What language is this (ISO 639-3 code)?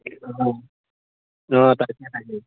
asm